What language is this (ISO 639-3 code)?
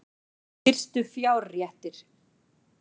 isl